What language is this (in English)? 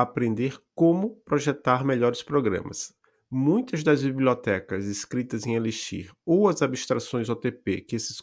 Portuguese